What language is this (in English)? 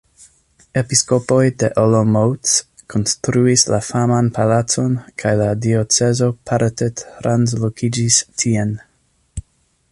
Esperanto